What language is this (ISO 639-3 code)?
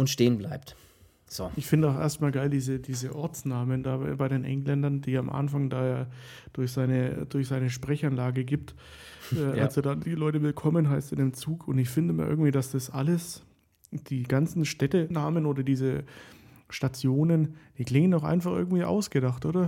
deu